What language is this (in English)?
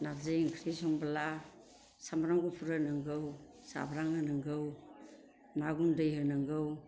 Bodo